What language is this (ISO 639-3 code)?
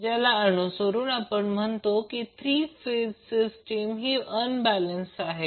mar